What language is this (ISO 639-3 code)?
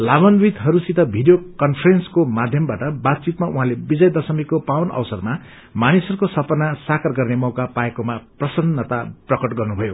nep